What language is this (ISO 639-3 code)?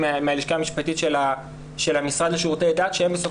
heb